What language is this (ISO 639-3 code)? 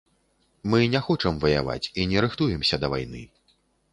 bel